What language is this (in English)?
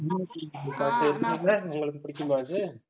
Tamil